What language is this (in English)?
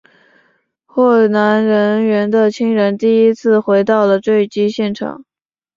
Chinese